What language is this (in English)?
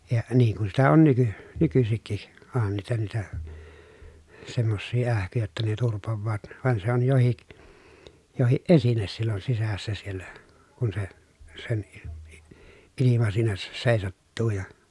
Finnish